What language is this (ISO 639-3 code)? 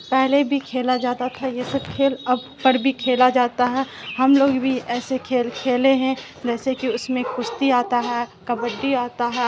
urd